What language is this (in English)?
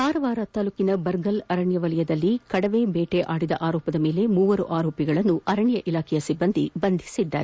Kannada